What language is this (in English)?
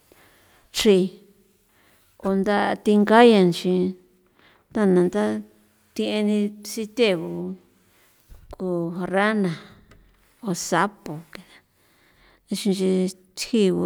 San Felipe Otlaltepec Popoloca